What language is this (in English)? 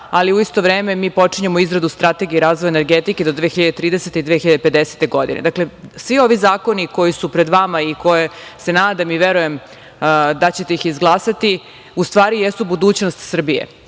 Serbian